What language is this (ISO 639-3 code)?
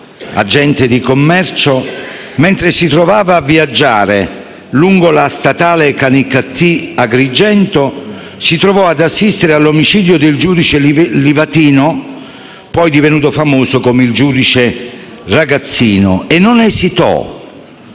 ita